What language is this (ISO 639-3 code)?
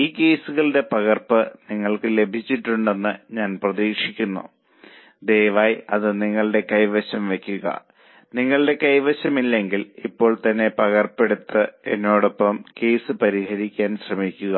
mal